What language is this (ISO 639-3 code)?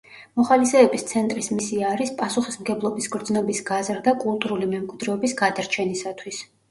kat